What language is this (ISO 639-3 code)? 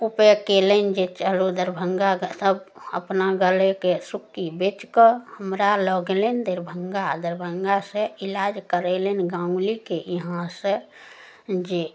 mai